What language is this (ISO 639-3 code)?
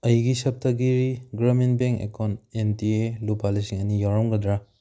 mni